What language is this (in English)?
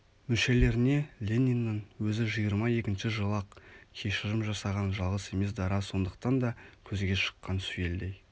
Kazakh